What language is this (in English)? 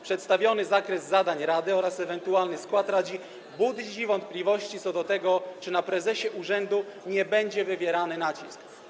Polish